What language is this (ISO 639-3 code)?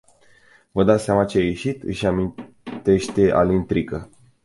ron